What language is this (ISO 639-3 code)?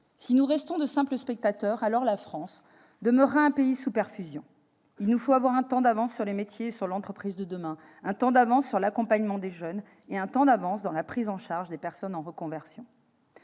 fra